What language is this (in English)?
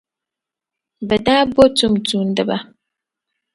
Dagbani